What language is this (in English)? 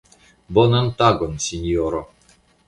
Esperanto